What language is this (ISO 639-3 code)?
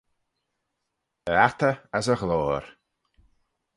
glv